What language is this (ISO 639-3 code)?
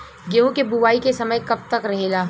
bho